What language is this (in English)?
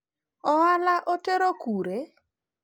Luo (Kenya and Tanzania)